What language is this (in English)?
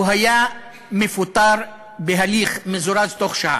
Hebrew